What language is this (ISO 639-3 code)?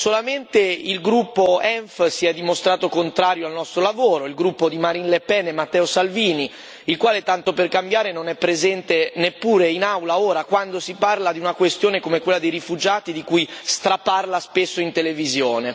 ita